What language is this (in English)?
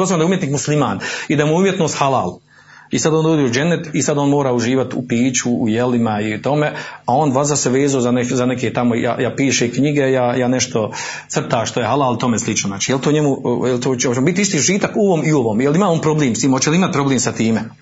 Croatian